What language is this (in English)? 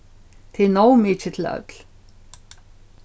Faroese